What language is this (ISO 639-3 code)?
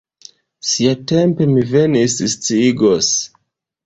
epo